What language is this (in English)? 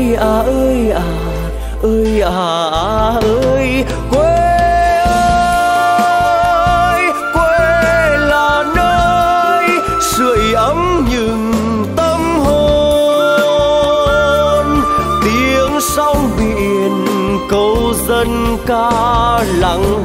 Vietnamese